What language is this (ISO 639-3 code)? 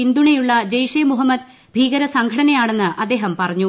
mal